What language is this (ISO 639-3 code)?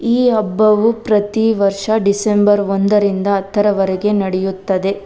kan